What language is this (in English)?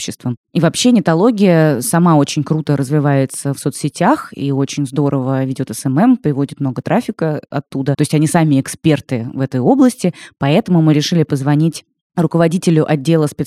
Russian